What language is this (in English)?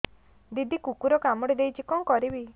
Odia